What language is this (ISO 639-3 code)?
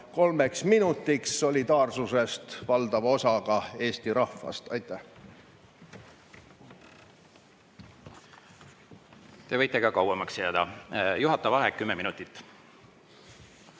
est